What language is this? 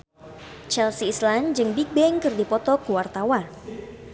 Sundanese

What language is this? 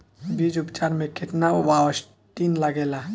Bhojpuri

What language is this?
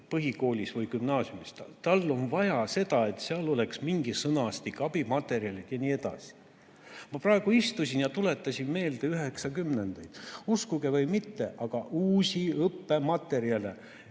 Estonian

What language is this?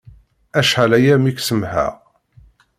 Kabyle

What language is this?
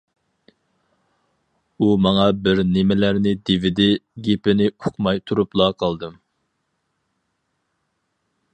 Uyghur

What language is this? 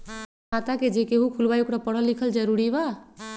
Magahi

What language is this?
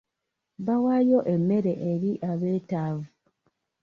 Ganda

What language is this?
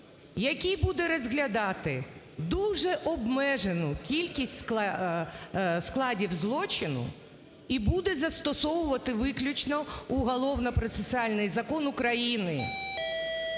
Ukrainian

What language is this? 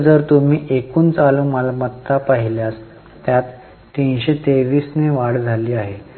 Marathi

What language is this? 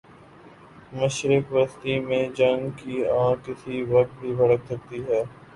Urdu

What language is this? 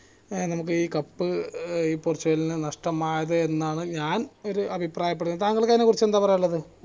Malayalam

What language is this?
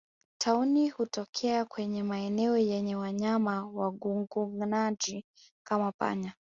Swahili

